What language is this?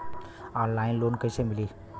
Bhojpuri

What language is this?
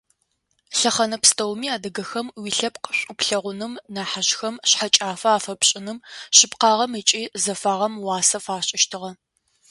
Adyghe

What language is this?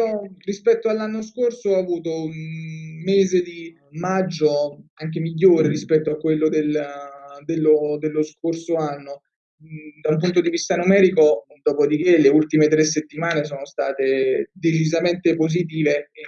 Italian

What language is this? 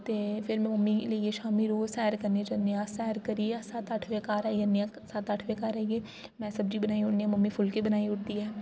Dogri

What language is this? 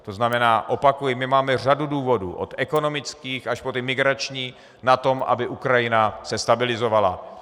Czech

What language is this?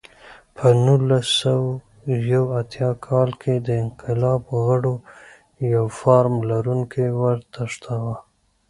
Pashto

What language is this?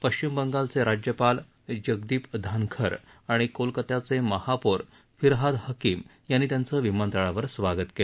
Marathi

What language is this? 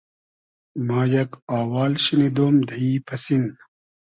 Hazaragi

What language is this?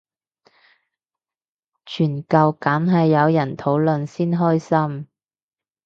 Cantonese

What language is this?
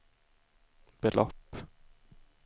Swedish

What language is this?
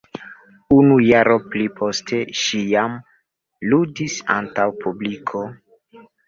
Esperanto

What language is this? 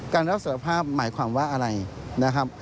Thai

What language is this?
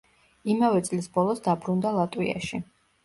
Georgian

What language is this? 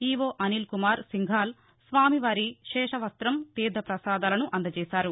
Telugu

